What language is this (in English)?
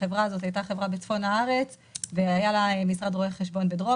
Hebrew